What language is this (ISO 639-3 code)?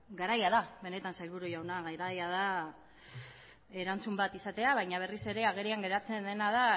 eus